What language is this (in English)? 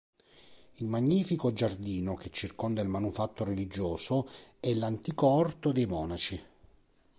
Italian